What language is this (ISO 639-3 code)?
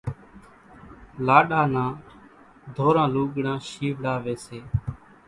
gjk